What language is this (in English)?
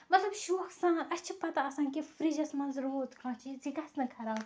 Kashmiri